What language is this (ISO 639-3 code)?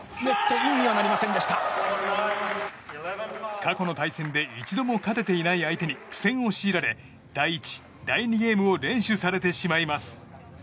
jpn